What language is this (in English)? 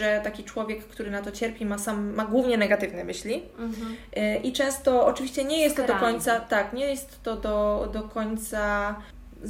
Polish